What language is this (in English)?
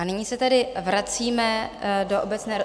Czech